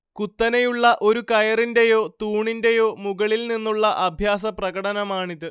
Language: Malayalam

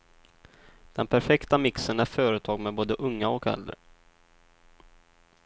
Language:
Swedish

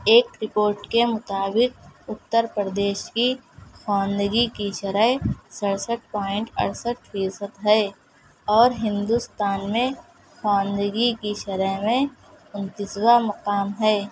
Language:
Urdu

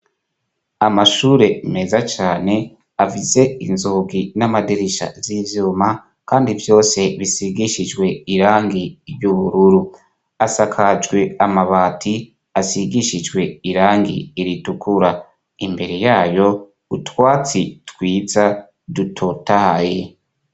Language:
Rundi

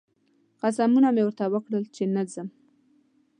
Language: Pashto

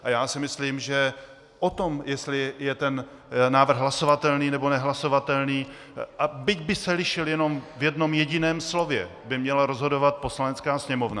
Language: Czech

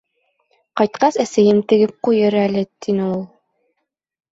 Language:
Bashkir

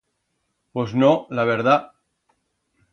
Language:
Aragonese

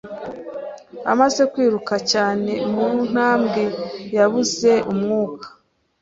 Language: Kinyarwanda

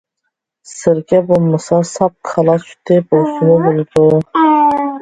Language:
Uyghur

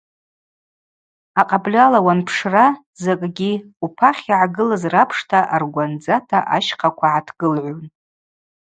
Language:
Abaza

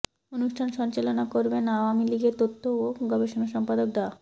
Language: Bangla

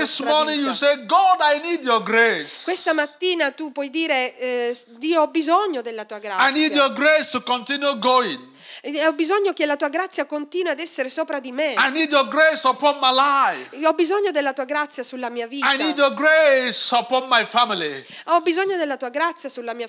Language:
Italian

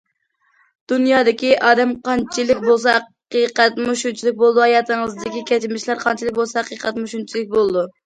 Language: Uyghur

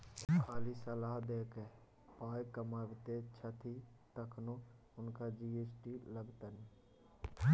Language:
Maithili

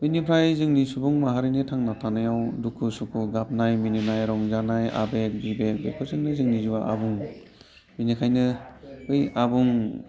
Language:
Bodo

